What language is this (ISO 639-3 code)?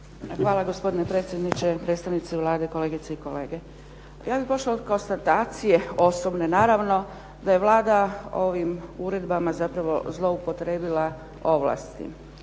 hrv